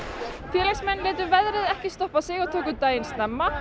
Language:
Icelandic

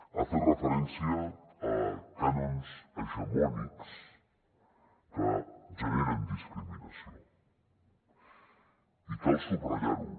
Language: Catalan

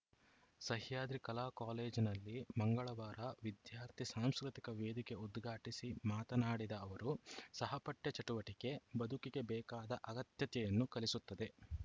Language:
Kannada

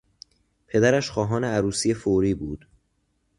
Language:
Persian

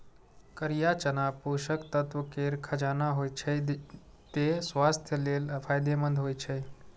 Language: Maithili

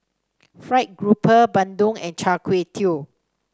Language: English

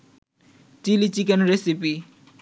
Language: Bangla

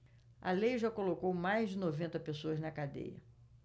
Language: Portuguese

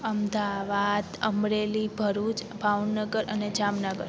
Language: Sindhi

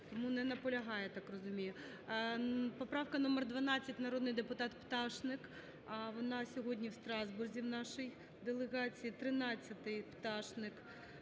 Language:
Ukrainian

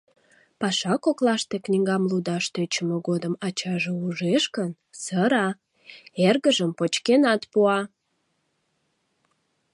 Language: Mari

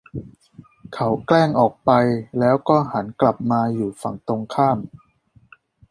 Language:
Thai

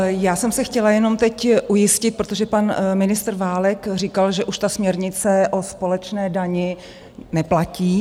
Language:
Czech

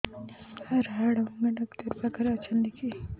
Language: Odia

